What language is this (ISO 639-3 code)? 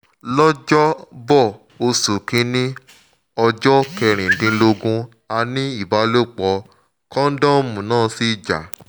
yor